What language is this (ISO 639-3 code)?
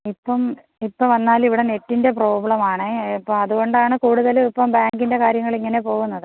mal